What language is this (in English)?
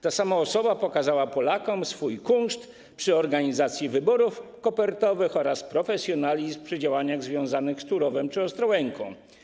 Polish